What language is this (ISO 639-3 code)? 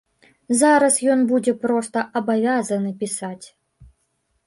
bel